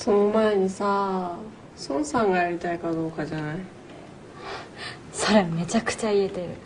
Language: Japanese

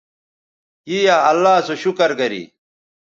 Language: Bateri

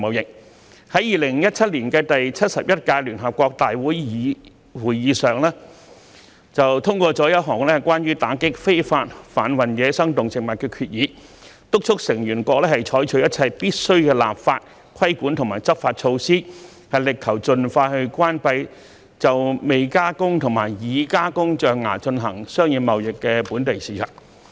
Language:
Cantonese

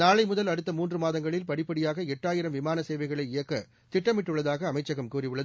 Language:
Tamil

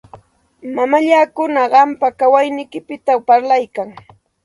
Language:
Santa Ana de Tusi Pasco Quechua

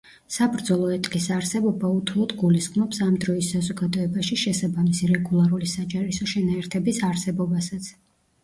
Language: Georgian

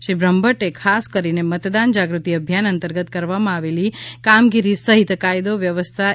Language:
Gujarati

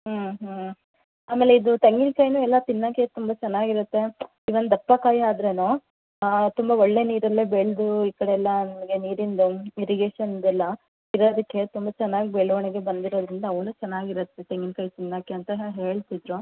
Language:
Kannada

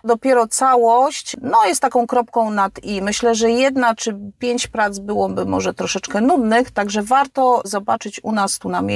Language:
Polish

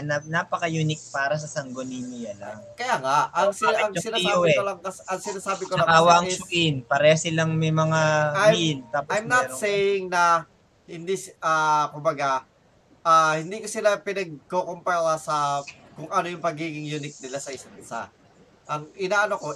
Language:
Filipino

